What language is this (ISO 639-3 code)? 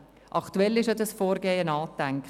gsw